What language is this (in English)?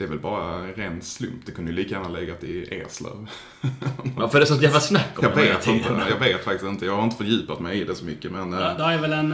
Swedish